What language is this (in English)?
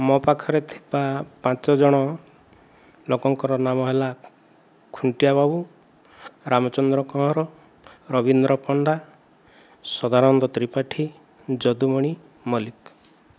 Odia